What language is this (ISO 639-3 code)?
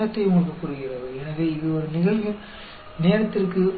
hin